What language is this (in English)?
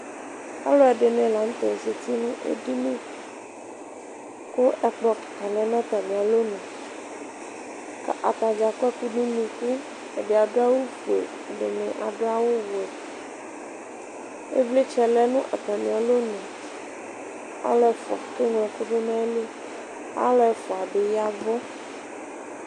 Ikposo